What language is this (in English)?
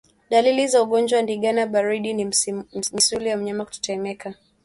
Swahili